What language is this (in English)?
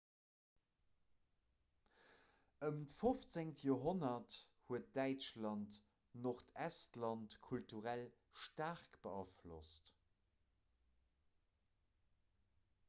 Luxembourgish